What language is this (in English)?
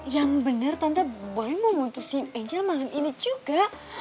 Indonesian